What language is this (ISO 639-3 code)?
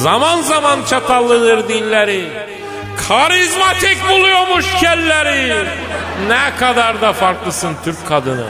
tur